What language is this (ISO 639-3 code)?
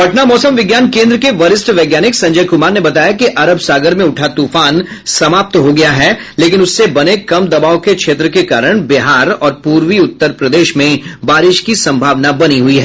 hin